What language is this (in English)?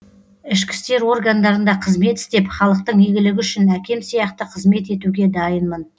Kazakh